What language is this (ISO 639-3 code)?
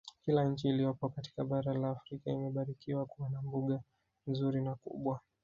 swa